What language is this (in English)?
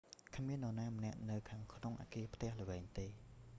Khmer